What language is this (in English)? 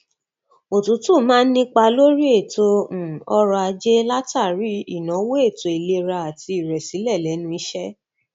Yoruba